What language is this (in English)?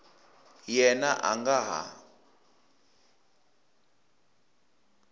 Tsonga